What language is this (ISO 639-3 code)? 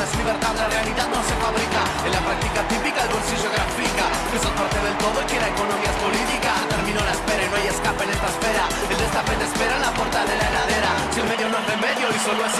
spa